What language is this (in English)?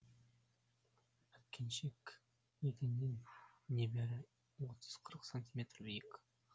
Kazakh